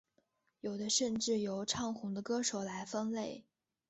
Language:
Chinese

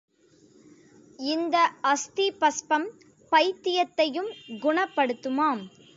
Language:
Tamil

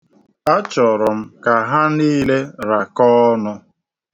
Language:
Igbo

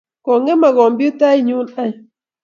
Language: Kalenjin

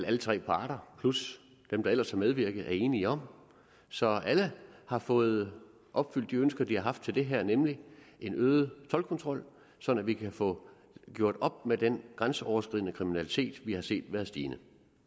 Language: Danish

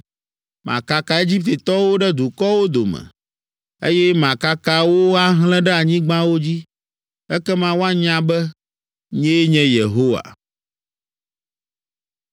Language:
Ewe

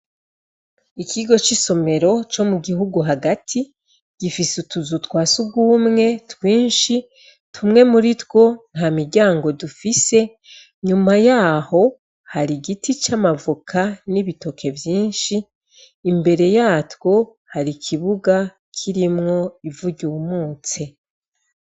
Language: Rundi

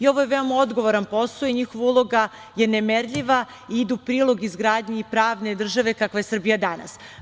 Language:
Serbian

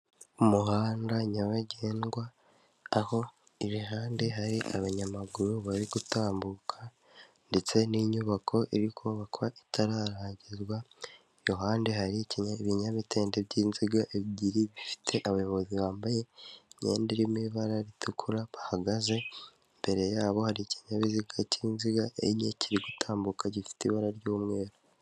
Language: Kinyarwanda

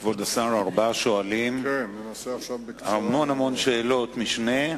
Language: Hebrew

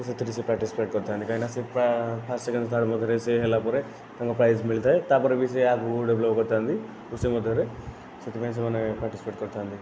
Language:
Odia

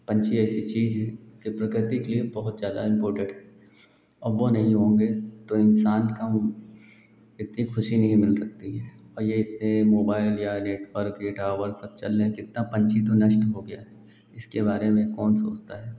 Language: Hindi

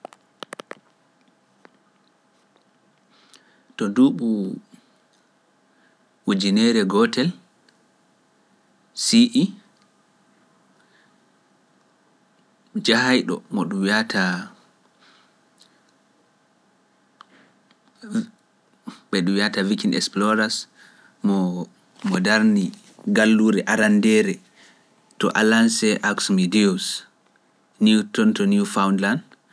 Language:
Pular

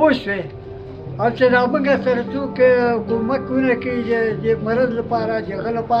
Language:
Turkish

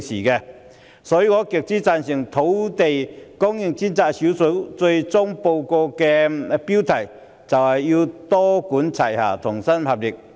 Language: Cantonese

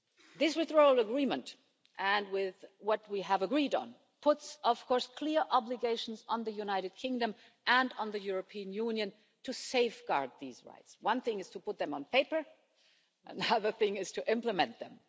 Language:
English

